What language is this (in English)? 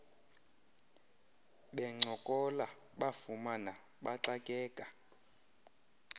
Xhosa